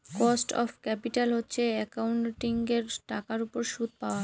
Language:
Bangla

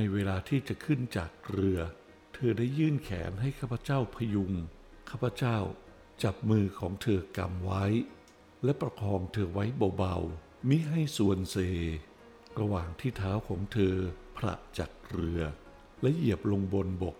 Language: Thai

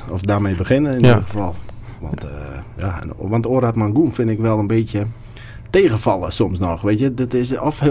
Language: Dutch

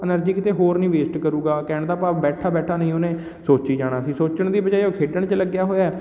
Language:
Punjabi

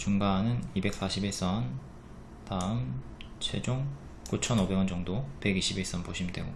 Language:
Korean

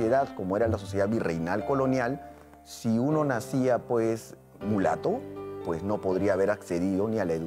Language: Spanish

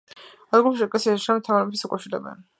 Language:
Georgian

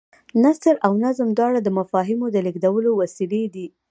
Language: Pashto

